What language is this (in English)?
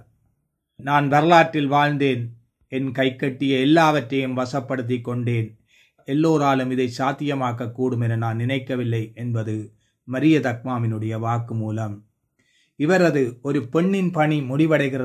Tamil